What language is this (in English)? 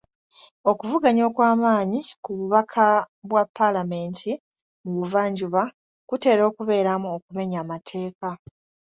Ganda